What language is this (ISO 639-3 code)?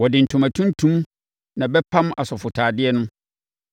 aka